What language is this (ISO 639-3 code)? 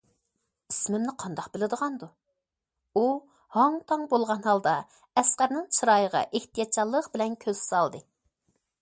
uig